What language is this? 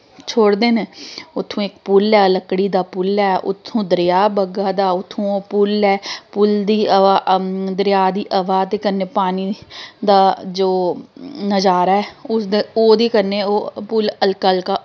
Dogri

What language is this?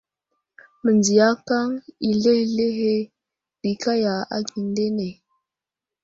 Wuzlam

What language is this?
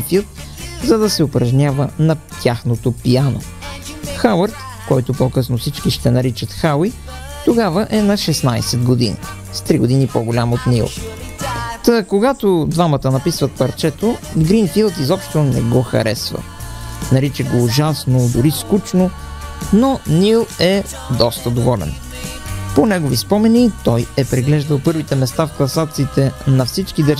Bulgarian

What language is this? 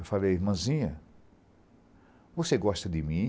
Portuguese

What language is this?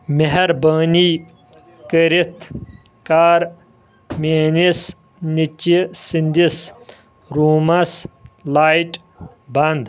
Kashmiri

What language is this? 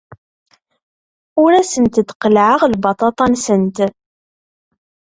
Kabyle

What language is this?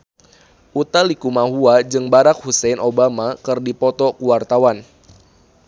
Sundanese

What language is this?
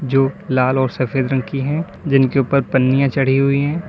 Hindi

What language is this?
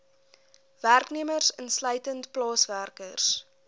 Afrikaans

